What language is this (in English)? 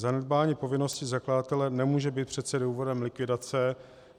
Czech